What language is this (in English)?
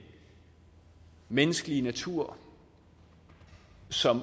Danish